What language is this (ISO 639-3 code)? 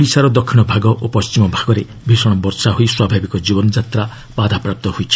ori